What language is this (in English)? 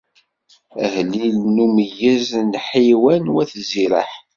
Kabyle